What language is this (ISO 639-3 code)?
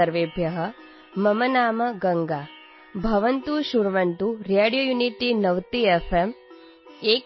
urd